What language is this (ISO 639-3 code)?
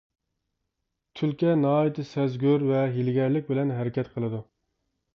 uig